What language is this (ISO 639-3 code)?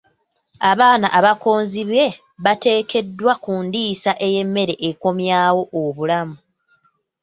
lug